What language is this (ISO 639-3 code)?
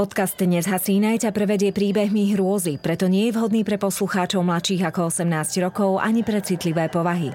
slk